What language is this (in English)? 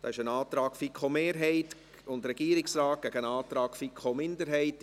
Swiss German